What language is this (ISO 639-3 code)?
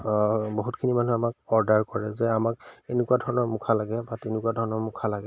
asm